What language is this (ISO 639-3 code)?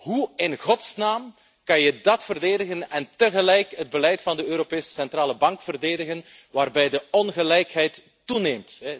nld